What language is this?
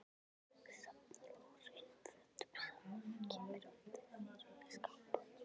Icelandic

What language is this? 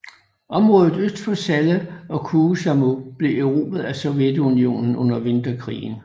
Danish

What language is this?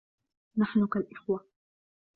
Arabic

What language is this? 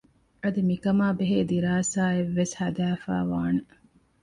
Divehi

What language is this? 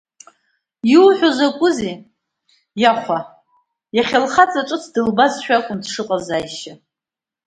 Abkhazian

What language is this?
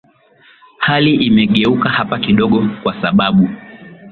Swahili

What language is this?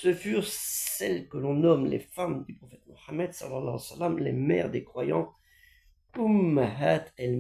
French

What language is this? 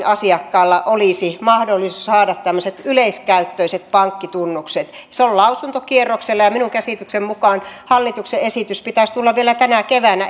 Finnish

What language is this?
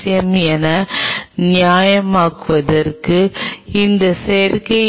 Tamil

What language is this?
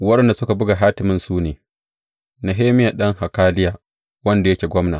Hausa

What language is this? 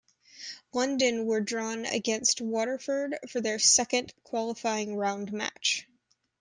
English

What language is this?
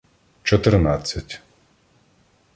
Ukrainian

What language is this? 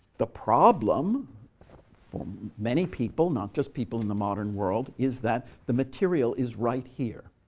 English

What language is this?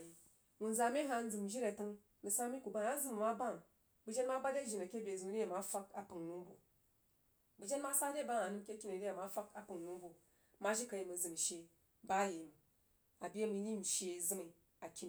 Jiba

